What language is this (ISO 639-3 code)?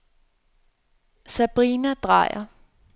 dan